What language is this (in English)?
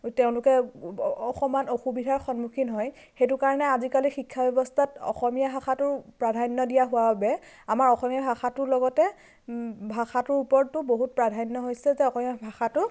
Assamese